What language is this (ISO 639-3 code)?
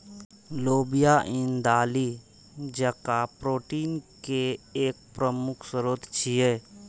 mai